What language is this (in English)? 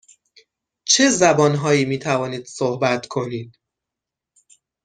Persian